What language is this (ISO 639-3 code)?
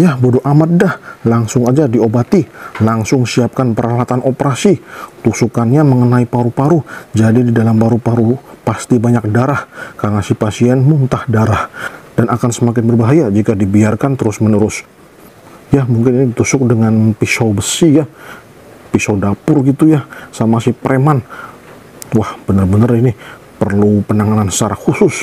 ind